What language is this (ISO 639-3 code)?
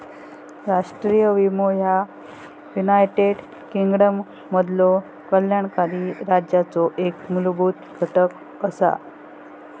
mar